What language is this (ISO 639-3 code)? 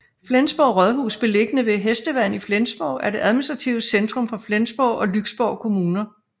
dan